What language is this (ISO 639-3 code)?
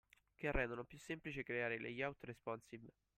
ita